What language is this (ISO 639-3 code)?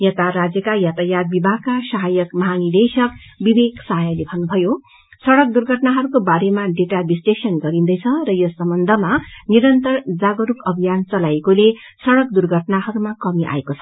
nep